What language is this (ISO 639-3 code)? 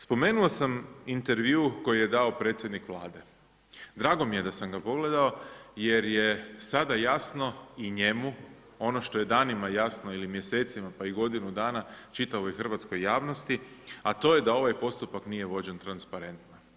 hrv